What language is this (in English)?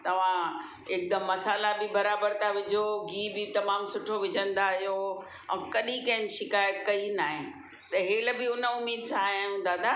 Sindhi